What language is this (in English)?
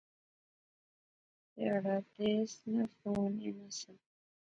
Pahari-Potwari